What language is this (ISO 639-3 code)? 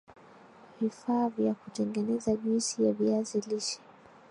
swa